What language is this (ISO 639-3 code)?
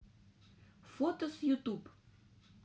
rus